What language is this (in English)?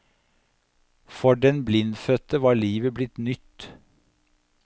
Norwegian